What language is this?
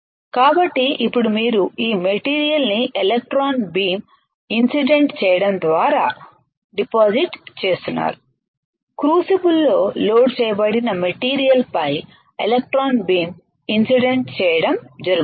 Telugu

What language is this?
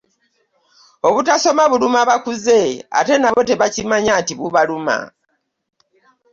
Ganda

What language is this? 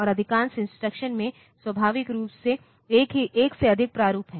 Hindi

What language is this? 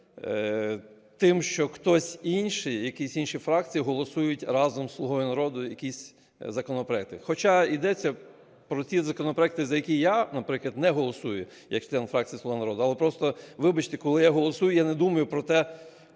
Ukrainian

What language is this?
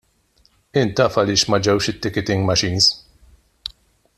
Maltese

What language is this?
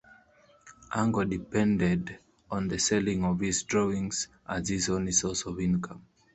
English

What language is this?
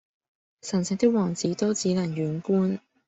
Cantonese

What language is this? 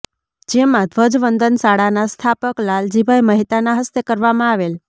Gujarati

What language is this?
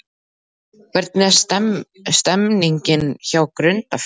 Icelandic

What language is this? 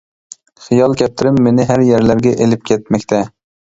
Uyghur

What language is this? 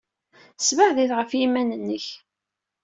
Kabyle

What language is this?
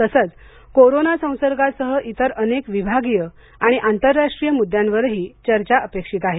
Marathi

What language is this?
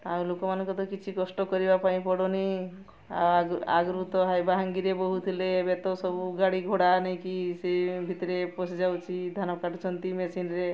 Odia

